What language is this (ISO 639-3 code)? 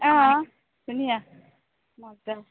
asm